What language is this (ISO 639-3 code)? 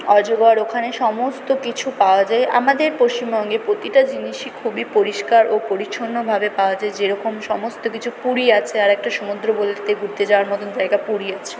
ben